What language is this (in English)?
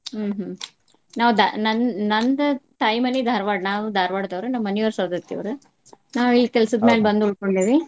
Kannada